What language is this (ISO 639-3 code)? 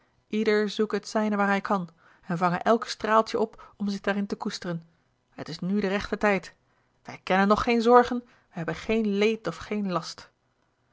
nld